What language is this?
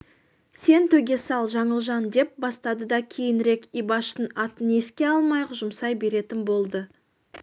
Kazakh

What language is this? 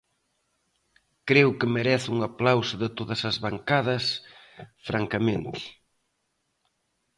Galician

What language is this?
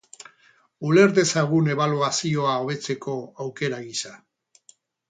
Basque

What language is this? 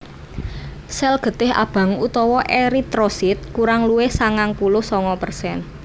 Javanese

